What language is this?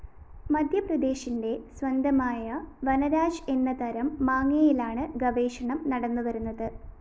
Malayalam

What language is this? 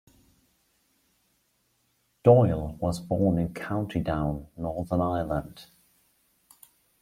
English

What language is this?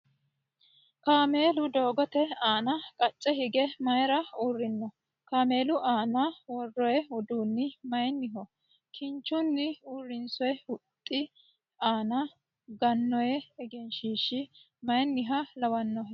Sidamo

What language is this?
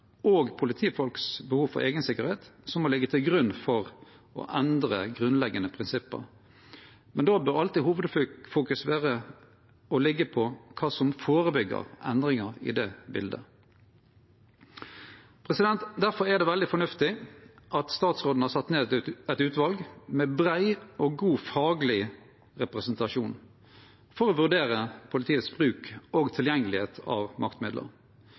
Norwegian Nynorsk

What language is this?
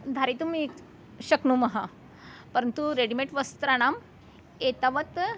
Sanskrit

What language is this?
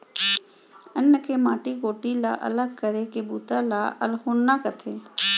Chhattisgarhi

